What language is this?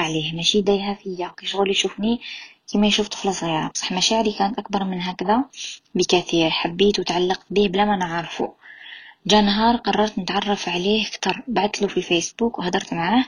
Arabic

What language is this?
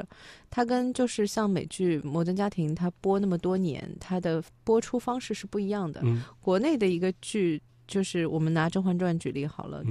Chinese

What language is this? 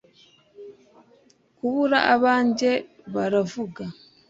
Kinyarwanda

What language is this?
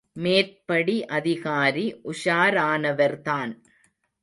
Tamil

